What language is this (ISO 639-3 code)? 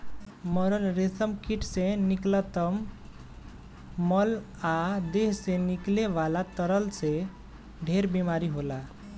bho